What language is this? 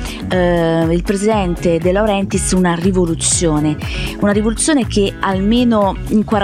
Italian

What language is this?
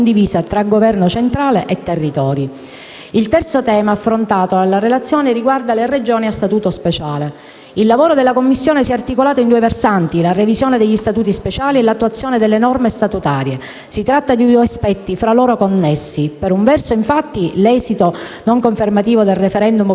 Italian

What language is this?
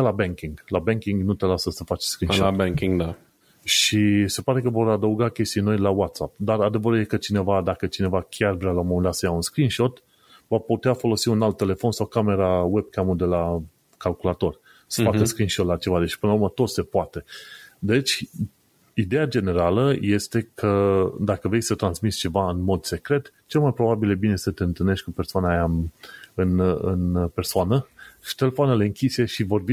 Romanian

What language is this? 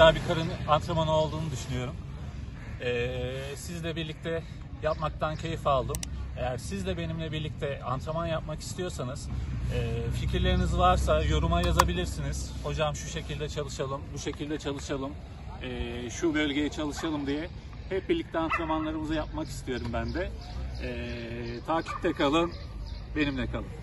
Turkish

